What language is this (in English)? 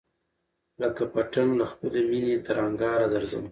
Pashto